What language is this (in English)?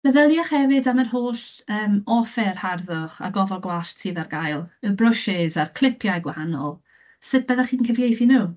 Welsh